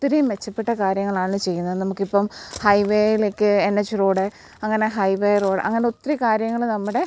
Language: Malayalam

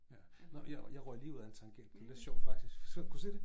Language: Danish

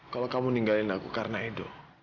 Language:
Indonesian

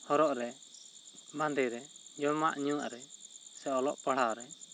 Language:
Santali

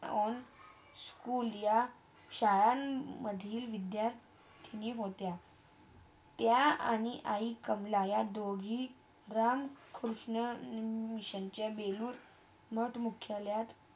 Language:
Marathi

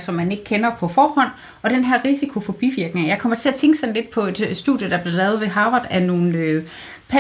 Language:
Danish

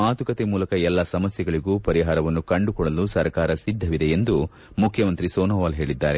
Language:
Kannada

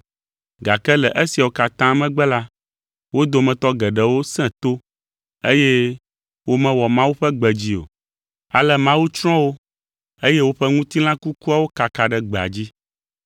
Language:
Ewe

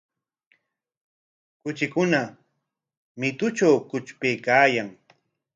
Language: Corongo Ancash Quechua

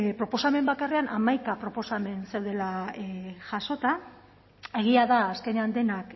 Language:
Basque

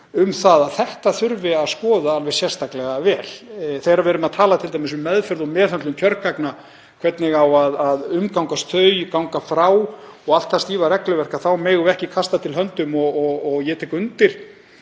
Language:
Icelandic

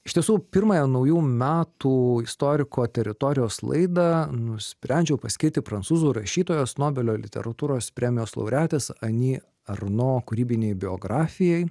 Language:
Lithuanian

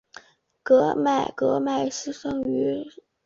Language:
Chinese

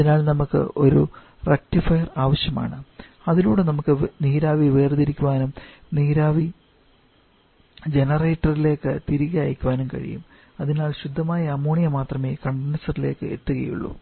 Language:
Malayalam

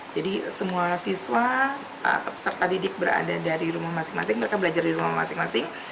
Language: Indonesian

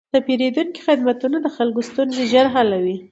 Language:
Pashto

